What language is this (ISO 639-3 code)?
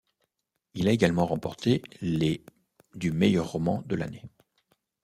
fra